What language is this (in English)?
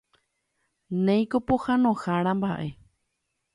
Guarani